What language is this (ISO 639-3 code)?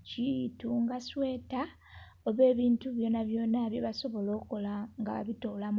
xog